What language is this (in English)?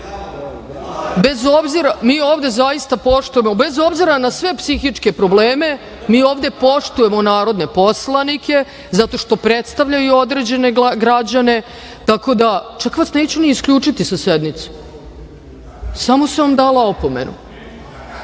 Serbian